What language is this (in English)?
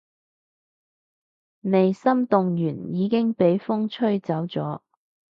Cantonese